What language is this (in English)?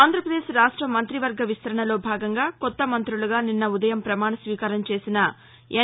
Telugu